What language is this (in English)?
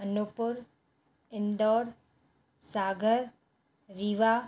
Sindhi